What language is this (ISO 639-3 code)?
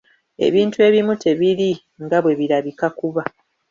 lug